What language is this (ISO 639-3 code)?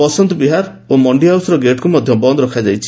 ori